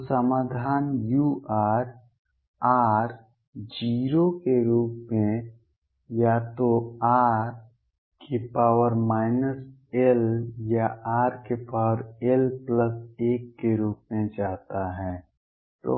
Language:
Hindi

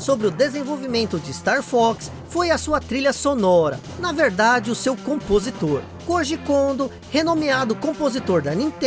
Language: Portuguese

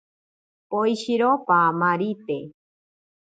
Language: Ashéninka Perené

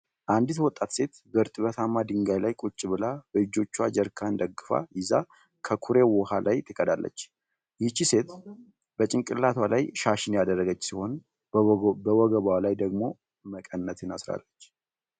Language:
Amharic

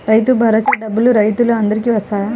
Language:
Telugu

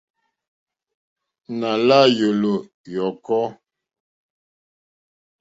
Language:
Mokpwe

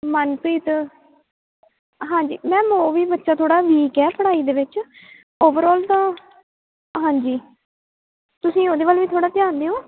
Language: Punjabi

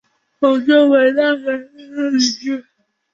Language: Chinese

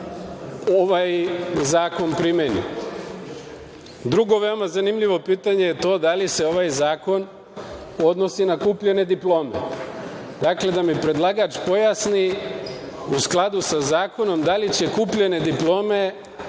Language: Serbian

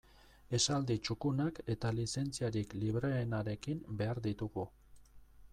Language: Basque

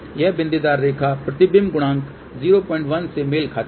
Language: Hindi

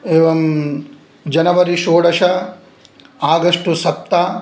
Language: Sanskrit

